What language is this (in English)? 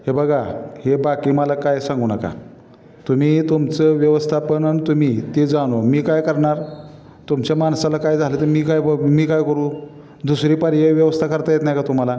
Marathi